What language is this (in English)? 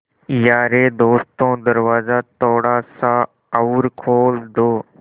Hindi